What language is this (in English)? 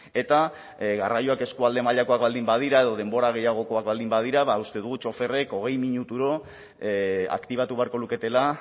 Basque